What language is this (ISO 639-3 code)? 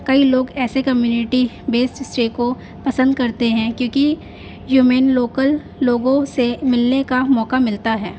urd